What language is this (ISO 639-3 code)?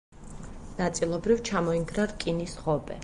kat